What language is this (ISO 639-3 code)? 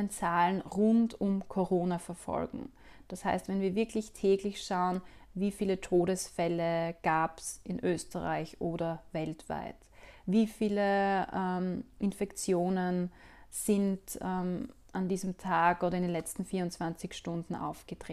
deu